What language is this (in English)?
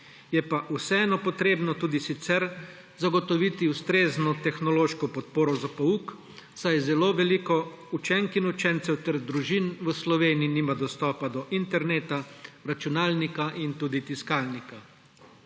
Slovenian